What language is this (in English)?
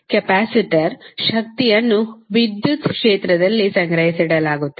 Kannada